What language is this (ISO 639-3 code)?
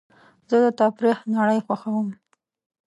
pus